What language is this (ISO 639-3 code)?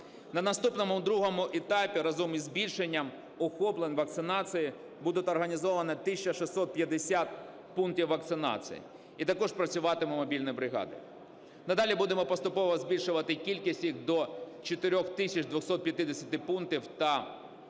ukr